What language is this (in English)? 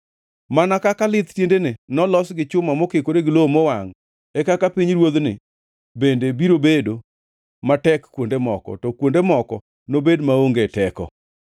Luo (Kenya and Tanzania)